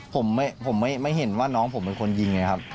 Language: Thai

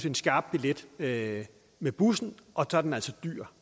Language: Danish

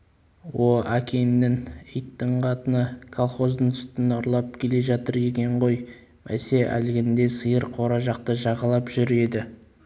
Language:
Kazakh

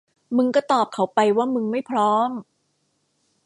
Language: Thai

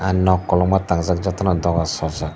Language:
Kok Borok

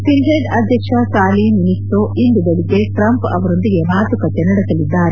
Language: Kannada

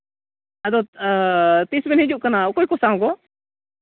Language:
Santali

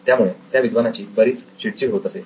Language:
Marathi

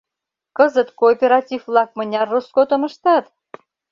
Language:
Mari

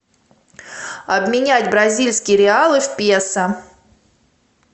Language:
Russian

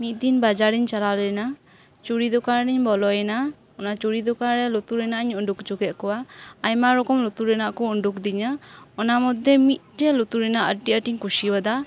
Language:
Santali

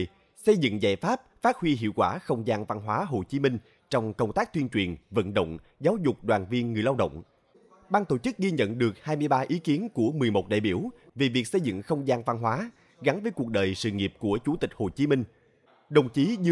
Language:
Vietnamese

